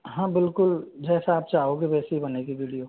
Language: Hindi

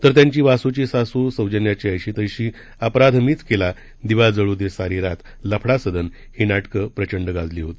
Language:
Marathi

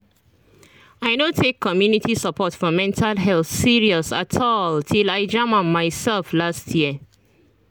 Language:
Nigerian Pidgin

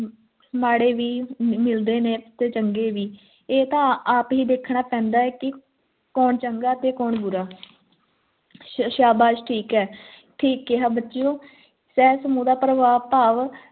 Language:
Punjabi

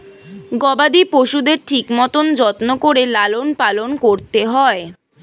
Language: Bangla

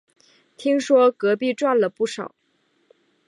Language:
Chinese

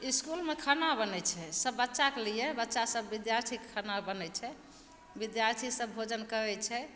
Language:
Maithili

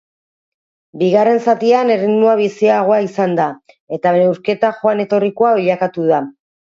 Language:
Basque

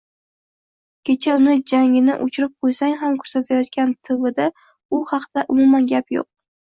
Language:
Uzbek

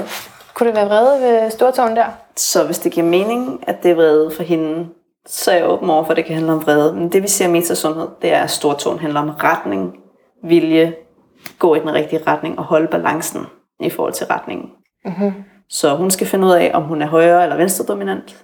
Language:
Danish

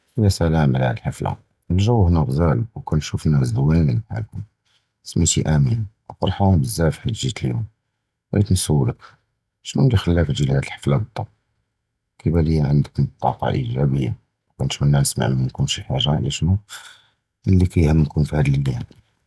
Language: Judeo-Arabic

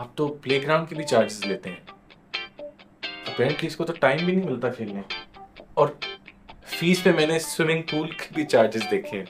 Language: Hindi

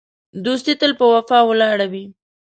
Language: Pashto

